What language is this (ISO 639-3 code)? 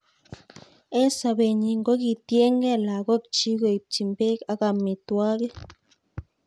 kln